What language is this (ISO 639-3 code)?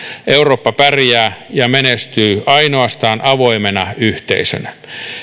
fin